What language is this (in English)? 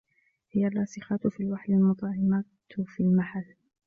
Arabic